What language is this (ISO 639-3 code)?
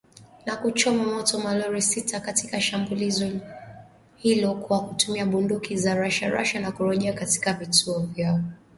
swa